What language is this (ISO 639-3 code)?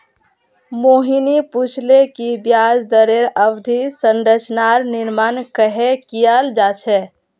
mag